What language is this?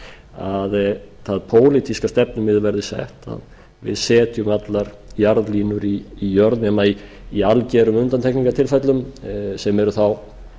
Icelandic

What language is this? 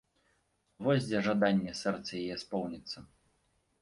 Belarusian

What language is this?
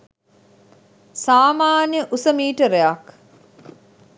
Sinhala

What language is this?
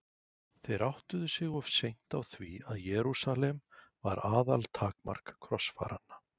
Icelandic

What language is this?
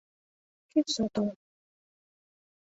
Mari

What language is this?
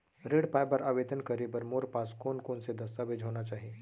Chhattisgarhi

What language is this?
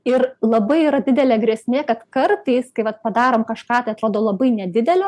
Lithuanian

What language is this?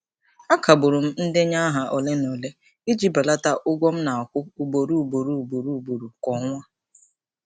Igbo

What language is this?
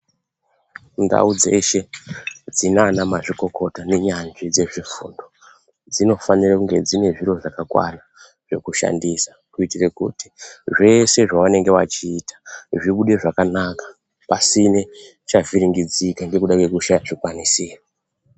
Ndau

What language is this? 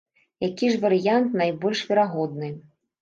Belarusian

